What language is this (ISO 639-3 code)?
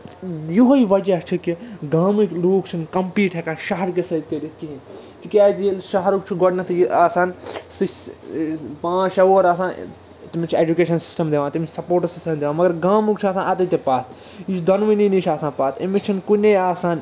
kas